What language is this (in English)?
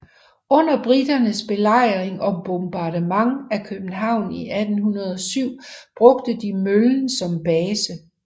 Danish